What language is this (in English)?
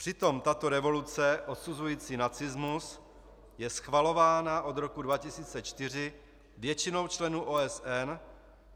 Czech